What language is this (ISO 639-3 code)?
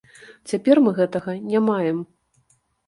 bel